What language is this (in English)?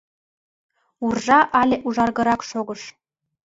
Mari